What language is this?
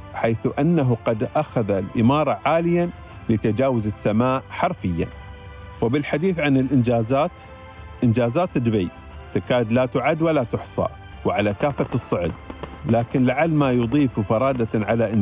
Arabic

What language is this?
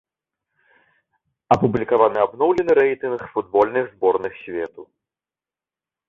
Belarusian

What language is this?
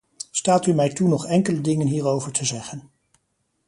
Dutch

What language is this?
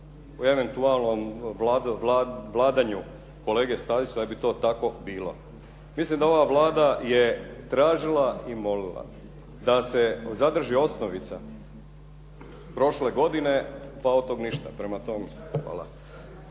Croatian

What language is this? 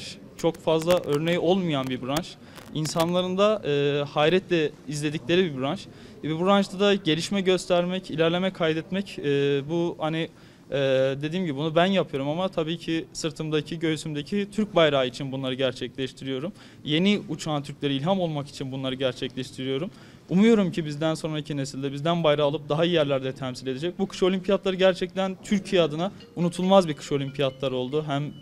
Turkish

